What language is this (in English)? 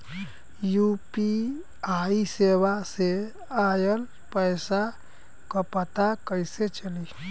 Bhojpuri